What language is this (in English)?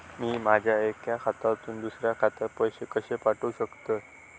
Marathi